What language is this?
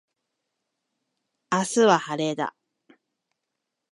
Japanese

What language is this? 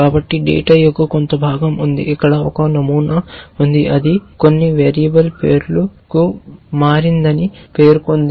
Telugu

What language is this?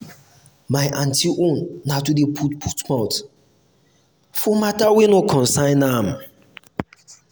Nigerian Pidgin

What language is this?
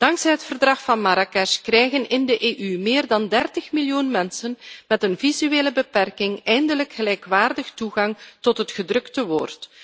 Dutch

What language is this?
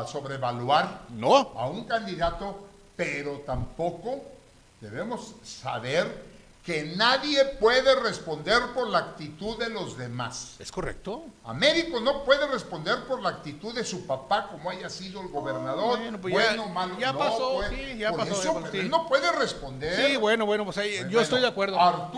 Spanish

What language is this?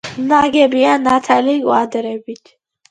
Georgian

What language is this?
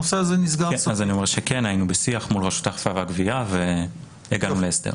Hebrew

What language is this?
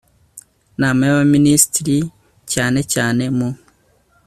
Kinyarwanda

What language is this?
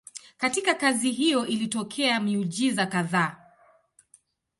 Swahili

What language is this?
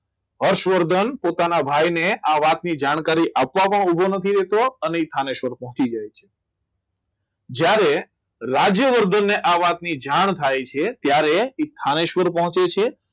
Gujarati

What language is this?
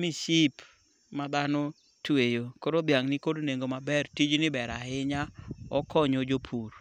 Luo (Kenya and Tanzania)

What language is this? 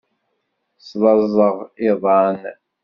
Kabyle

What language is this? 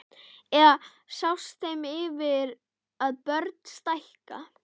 Icelandic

